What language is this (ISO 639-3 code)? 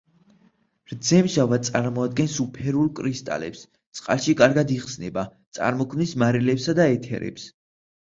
kat